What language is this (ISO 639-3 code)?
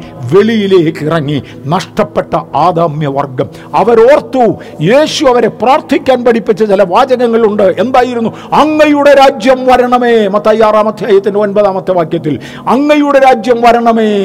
mal